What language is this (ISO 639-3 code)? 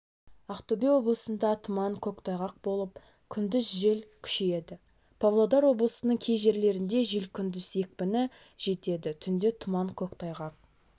kaz